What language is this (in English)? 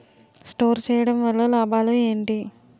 Telugu